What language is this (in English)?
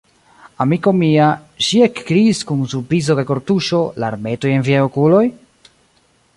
Esperanto